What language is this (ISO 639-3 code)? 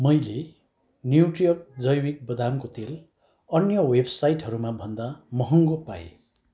nep